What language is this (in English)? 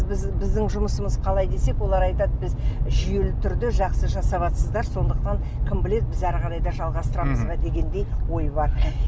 Kazakh